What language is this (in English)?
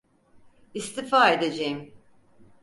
Turkish